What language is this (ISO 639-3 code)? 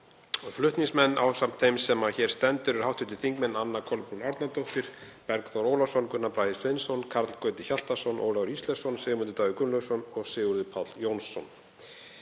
isl